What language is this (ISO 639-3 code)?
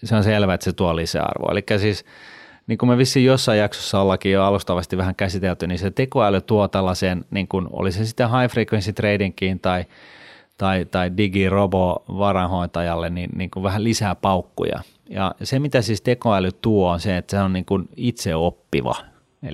fin